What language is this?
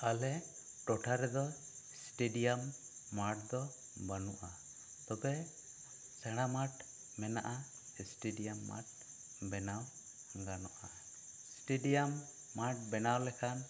Santali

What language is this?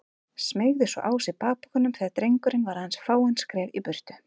Icelandic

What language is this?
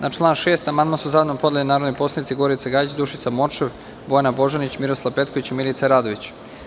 Serbian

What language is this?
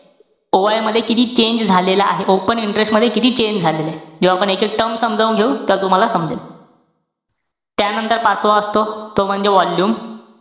Marathi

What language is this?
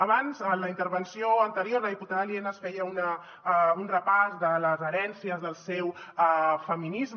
Catalan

